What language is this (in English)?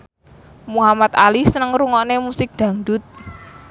Javanese